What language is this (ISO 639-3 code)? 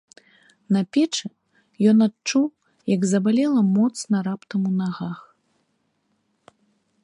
bel